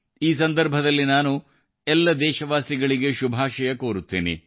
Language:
Kannada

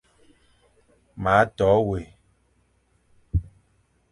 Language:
Fang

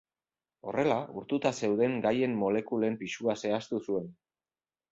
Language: Basque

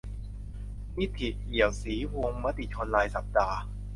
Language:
Thai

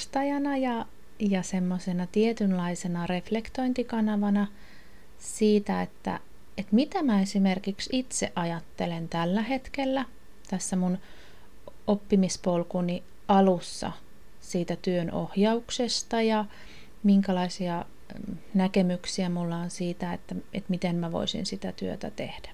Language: Finnish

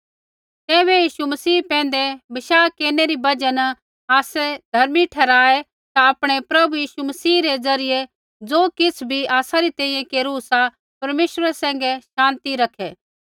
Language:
Kullu Pahari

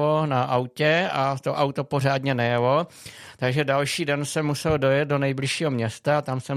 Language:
Czech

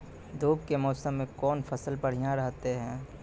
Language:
Maithili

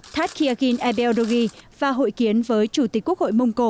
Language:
Vietnamese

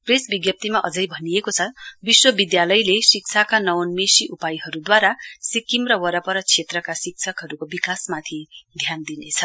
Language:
Nepali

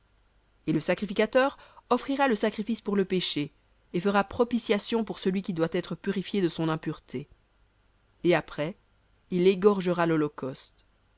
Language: French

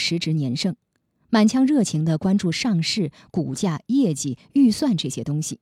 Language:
Chinese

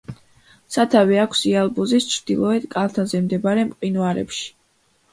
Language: Georgian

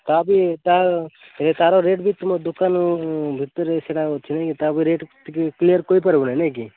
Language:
Odia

